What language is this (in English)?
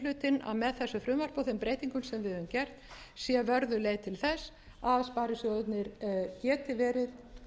Icelandic